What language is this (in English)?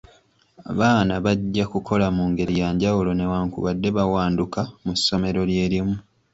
Ganda